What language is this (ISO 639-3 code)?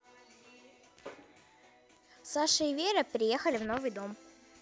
rus